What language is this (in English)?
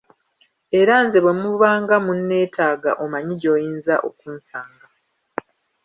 Ganda